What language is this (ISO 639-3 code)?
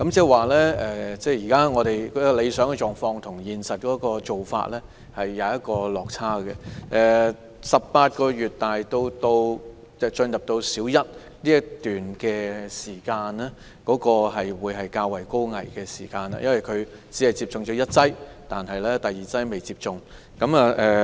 yue